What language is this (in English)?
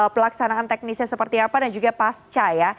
Indonesian